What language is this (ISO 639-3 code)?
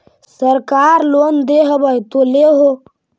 mag